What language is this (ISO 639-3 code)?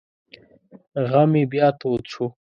pus